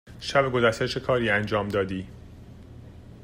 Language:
Persian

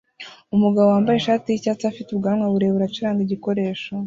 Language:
Kinyarwanda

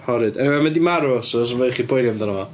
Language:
Welsh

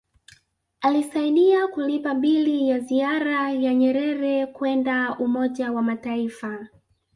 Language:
Swahili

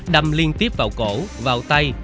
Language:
Vietnamese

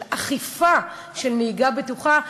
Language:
Hebrew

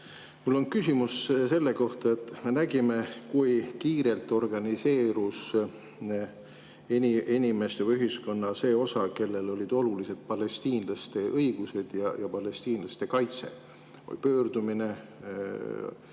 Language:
Estonian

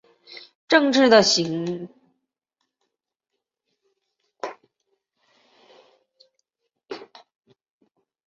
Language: Chinese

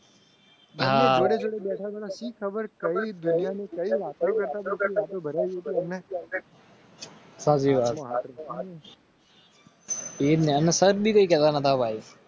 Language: Gujarati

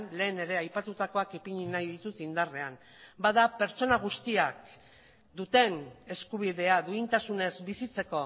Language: Basque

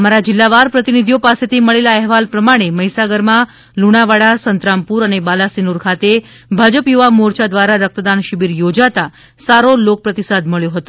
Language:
Gujarati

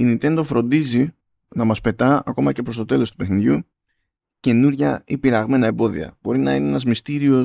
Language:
Greek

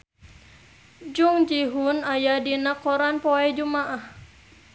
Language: Sundanese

